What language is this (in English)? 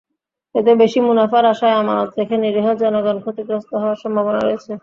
Bangla